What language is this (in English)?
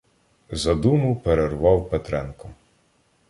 Ukrainian